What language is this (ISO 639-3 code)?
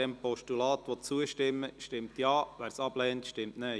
gsw